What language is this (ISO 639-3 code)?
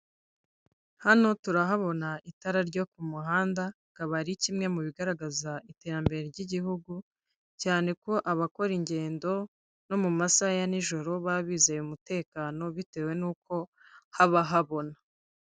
kin